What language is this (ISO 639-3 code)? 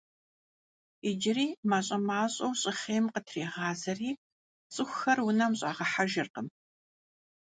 kbd